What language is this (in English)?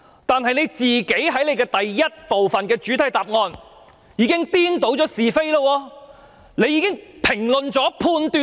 Cantonese